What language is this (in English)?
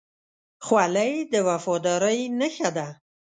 Pashto